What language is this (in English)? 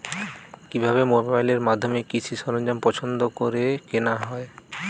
Bangla